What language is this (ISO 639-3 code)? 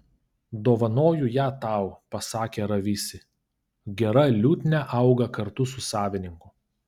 lit